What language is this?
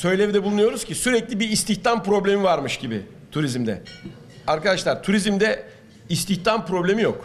Turkish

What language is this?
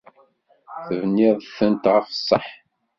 Kabyle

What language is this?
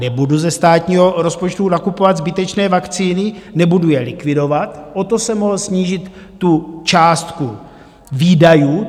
Czech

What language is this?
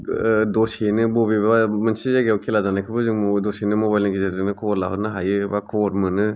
Bodo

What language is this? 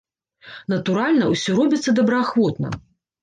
Belarusian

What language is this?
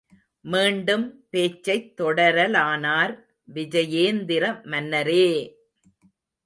Tamil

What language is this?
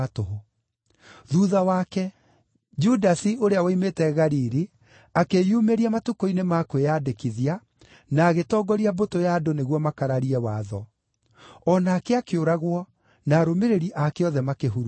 Kikuyu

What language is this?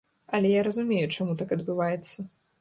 Belarusian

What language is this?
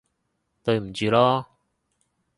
Cantonese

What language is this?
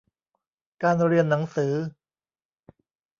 Thai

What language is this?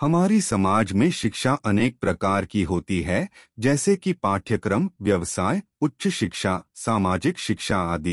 Hindi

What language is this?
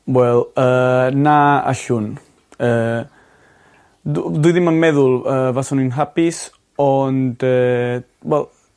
Welsh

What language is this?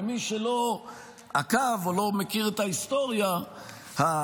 Hebrew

